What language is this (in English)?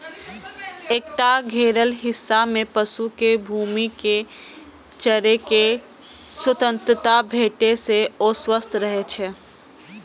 Maithili